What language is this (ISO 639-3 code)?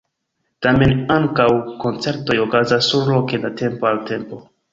epo